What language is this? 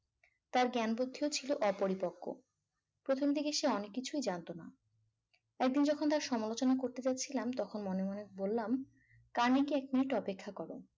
Bangla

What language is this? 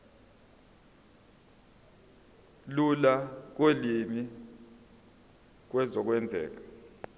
Zulu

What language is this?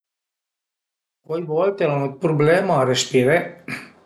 Piedmontese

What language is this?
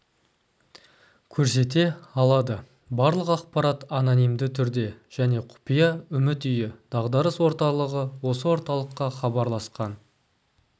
Kazakh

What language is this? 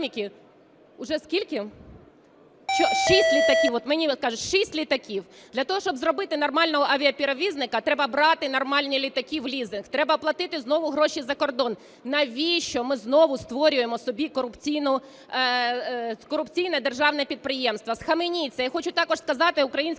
Ukrainian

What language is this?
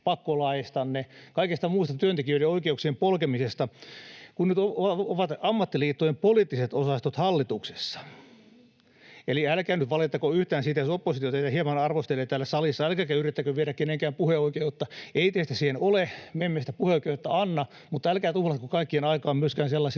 Finnish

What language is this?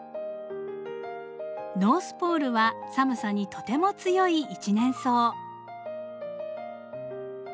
Japanese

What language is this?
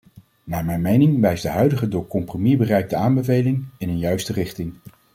Dutch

